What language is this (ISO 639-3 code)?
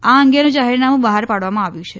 guj